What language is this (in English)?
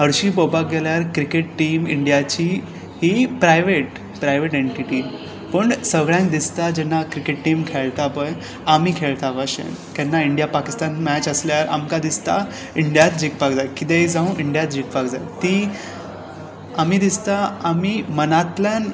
Konkani